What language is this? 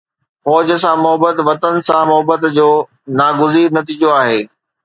Sindhi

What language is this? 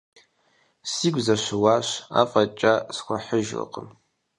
Kabardian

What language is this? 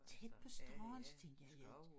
Danish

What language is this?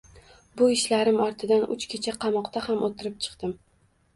Uzbek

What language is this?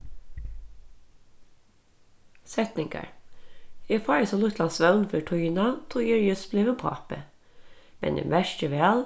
Faroese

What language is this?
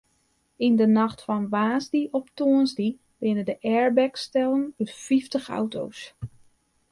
Western Frisian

